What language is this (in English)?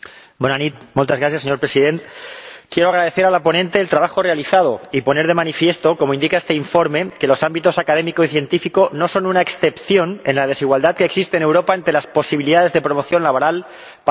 Spanish